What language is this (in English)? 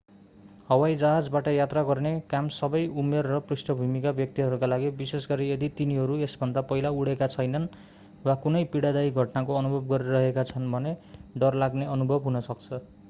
Nepali